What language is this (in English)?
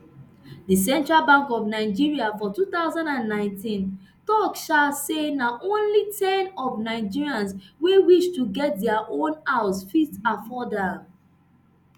Nigerian Pidgin